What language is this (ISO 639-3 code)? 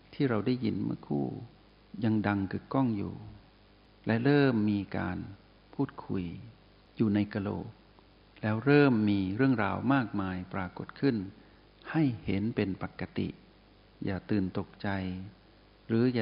tha